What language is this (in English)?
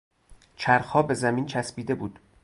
Persian